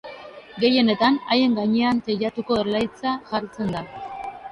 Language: Basque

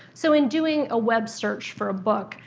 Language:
English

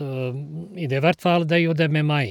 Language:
Norwegian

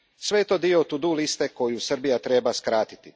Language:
Croatian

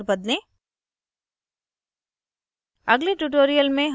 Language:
Hindi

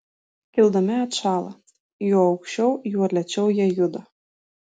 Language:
Lithuanian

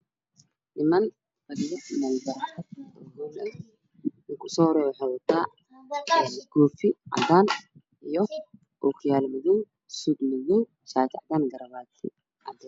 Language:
Somali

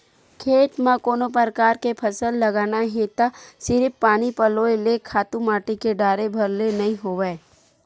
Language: Chhattisgarhi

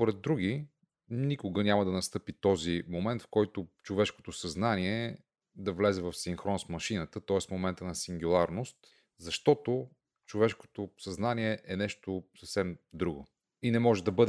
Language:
Bulgarian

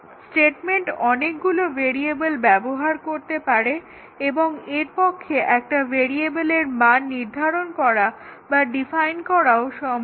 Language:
Bangla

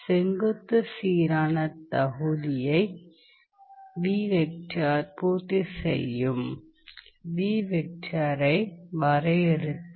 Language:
Tamil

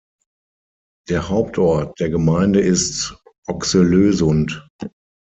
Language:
German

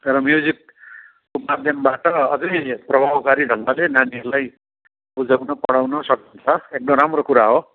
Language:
Nepali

